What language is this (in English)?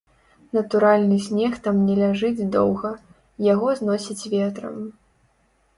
Belarusian